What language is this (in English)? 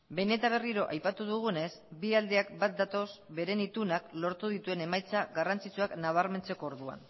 Basque